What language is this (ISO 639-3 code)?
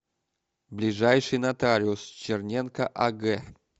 rus